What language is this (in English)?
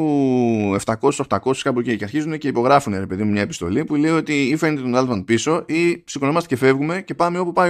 Greek